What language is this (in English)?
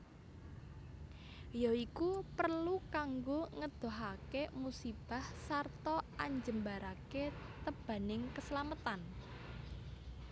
Javanese